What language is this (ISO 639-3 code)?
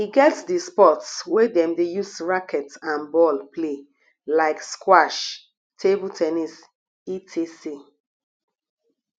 pcm